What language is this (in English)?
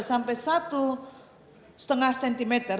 Indonesian